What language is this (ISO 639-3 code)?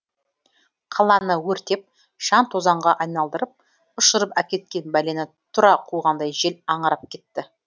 kaz